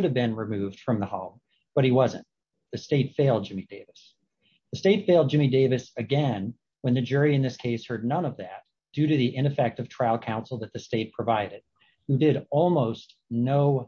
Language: English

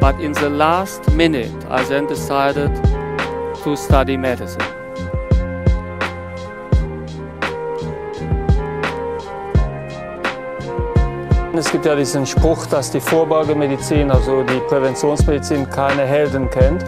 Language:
German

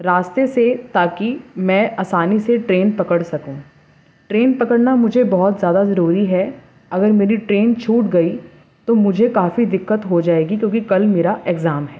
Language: Urdu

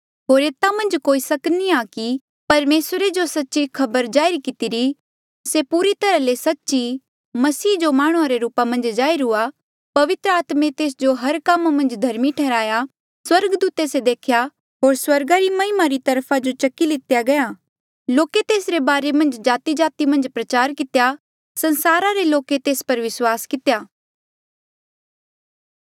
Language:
Mandeali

